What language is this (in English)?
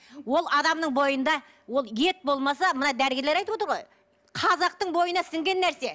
Kazakh